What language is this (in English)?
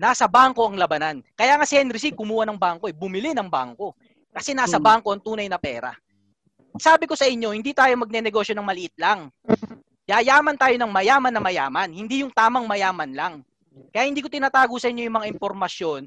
Filipino